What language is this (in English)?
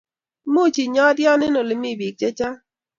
Kalenjin